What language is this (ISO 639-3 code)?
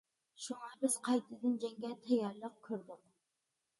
uig